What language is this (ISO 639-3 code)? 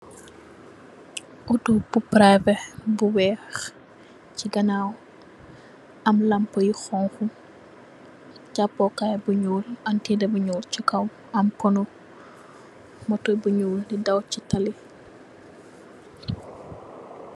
wol